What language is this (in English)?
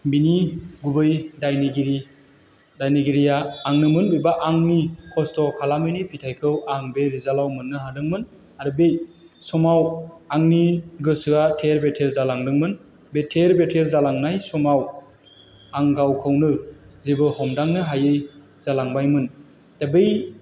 Bodo